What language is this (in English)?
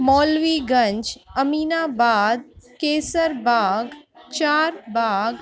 Sindhi